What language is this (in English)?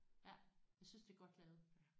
Danish